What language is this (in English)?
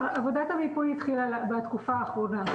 Hebrew